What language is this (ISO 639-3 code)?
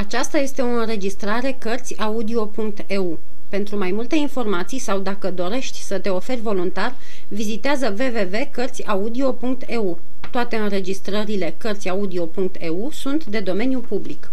ron